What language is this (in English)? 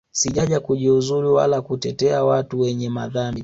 Swahili